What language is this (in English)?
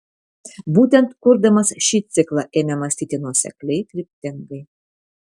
Lithuanian